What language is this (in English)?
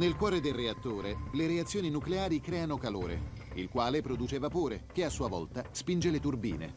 Italian